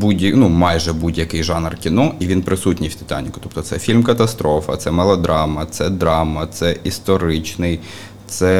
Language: Ukrainian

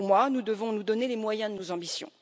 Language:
French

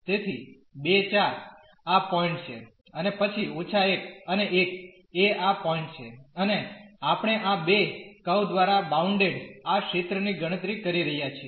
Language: Gujarati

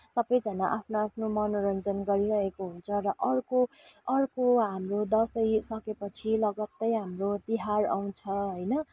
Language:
Nepali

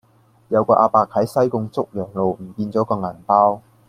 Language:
Cantonese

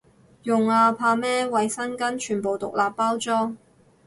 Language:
Cantonese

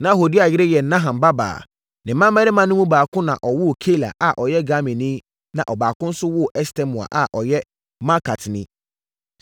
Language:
Akan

